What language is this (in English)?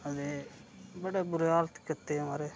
Dogri